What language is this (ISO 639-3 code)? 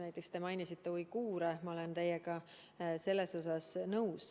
est